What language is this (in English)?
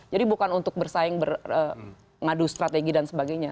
Indonesian